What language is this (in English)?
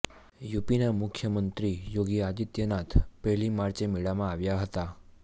Gujarati